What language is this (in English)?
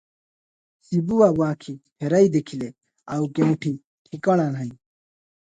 Odia